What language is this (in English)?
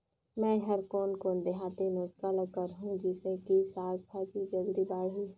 Chhattisgarhi